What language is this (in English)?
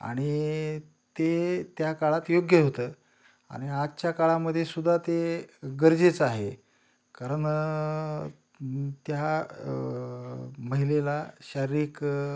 Marathi